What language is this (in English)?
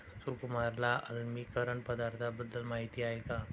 Marathi